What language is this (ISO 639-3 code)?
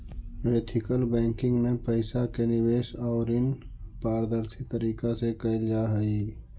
mag